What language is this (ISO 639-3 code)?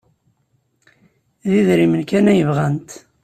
kab